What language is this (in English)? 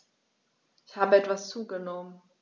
German